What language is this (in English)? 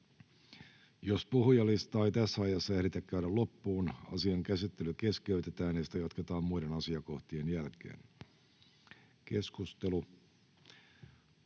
Finnish